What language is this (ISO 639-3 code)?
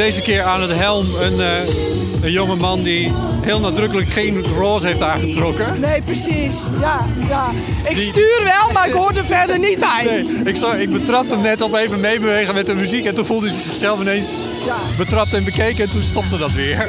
nld